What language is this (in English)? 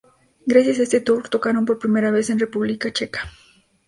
Spanish